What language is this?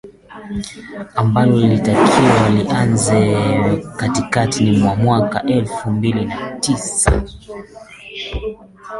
Swahili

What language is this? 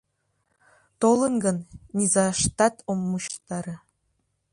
Mari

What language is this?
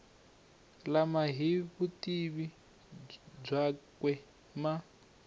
Tsonga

